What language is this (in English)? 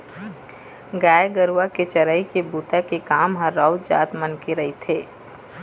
Chhattisgarhi